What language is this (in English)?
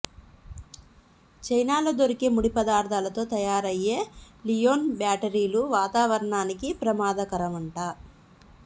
Telugu